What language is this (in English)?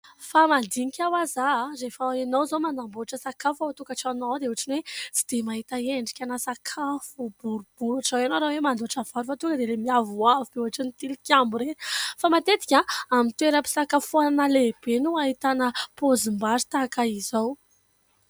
Malagasy